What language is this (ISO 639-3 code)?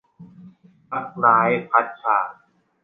tha